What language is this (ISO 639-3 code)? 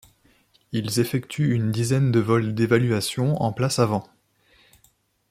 fra